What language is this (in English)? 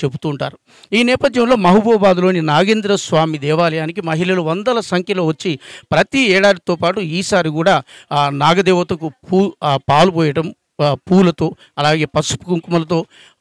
Telugu